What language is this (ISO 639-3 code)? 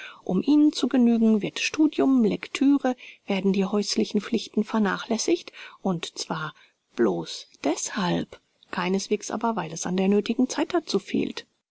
deu